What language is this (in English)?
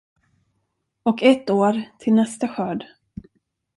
Swedish